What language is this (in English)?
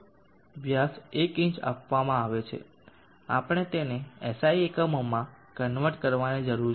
Gujarati